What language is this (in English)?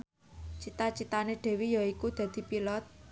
Javanese